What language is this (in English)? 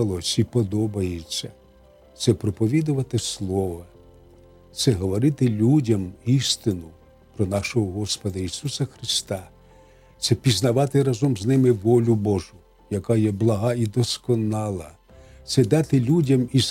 Ukrainian